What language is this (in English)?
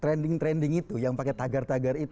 Indonesian